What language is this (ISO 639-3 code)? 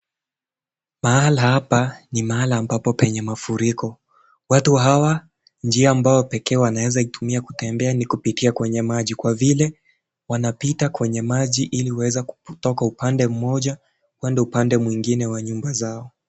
swa